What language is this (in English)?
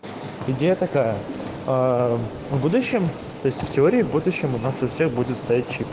Russian